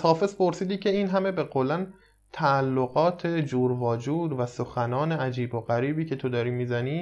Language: Persian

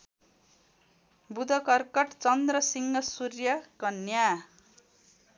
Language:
Nepali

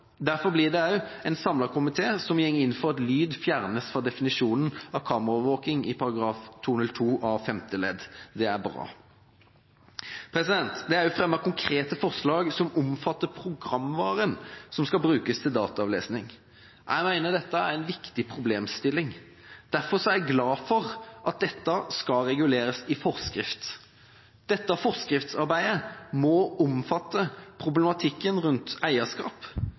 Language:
Norwegian Bokmål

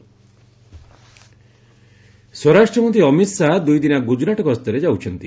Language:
Odia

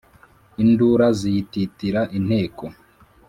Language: Kinyarwanda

